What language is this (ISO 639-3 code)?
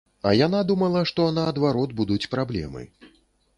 bel